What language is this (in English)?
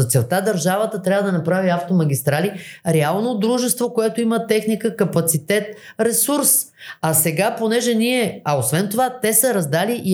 Bulgarian